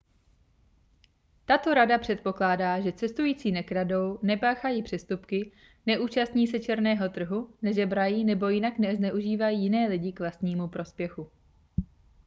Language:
Czech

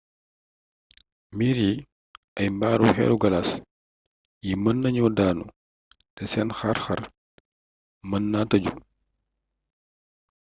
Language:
Wolof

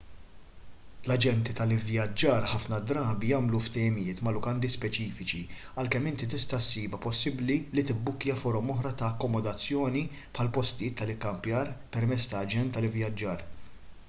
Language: Maltese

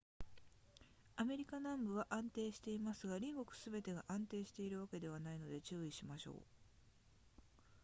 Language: Japanese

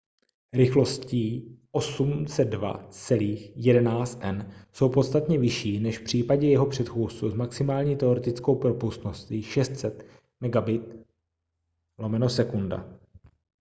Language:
Czech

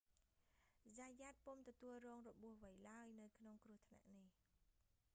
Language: Khmer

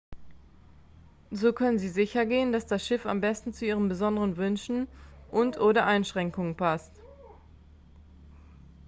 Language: German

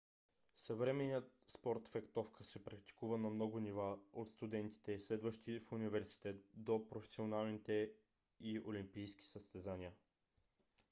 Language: Bulgarian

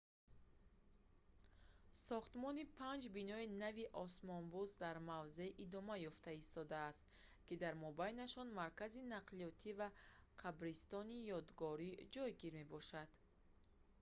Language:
Tajik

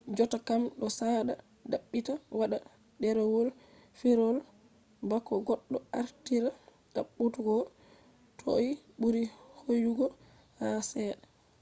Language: Fula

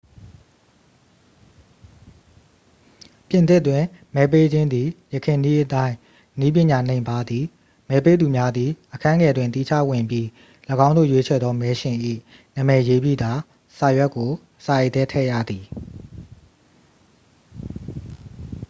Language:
Burmese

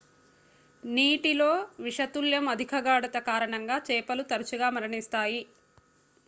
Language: Telugu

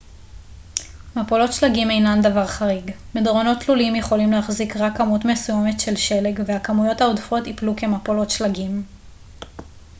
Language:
Hebrew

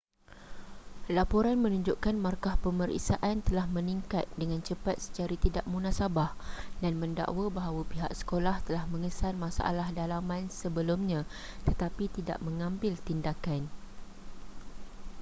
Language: Malay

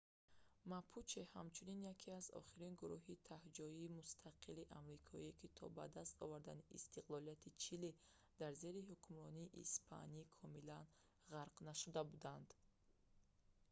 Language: Tajik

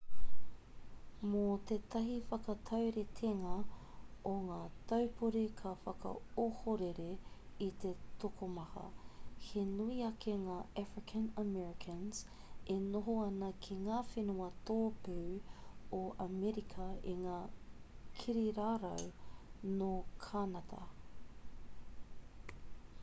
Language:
Māori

